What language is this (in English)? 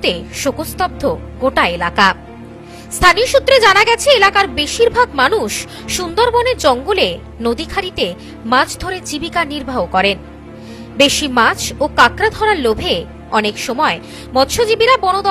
Bangla